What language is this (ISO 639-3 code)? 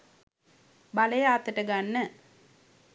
sin